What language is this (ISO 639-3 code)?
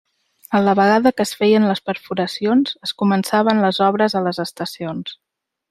cat